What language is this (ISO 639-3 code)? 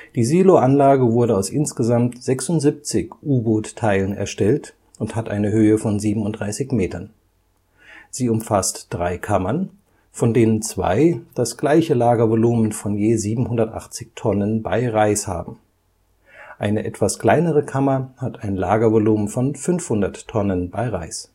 deu